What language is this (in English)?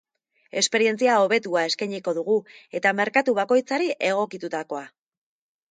Basque